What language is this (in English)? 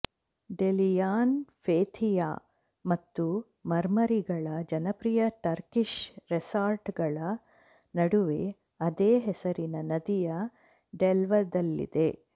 Kannada